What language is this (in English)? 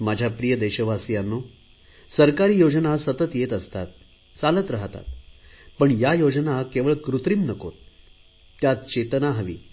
Marathi